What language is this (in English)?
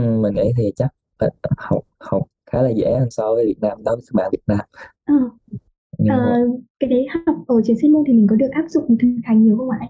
Vietnamese